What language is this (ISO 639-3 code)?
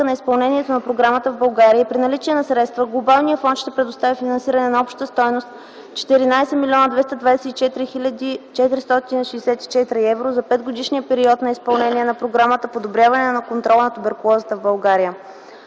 bul